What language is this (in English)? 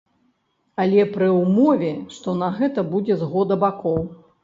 Belarusian